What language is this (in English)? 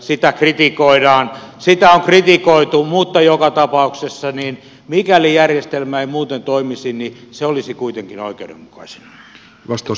Finnish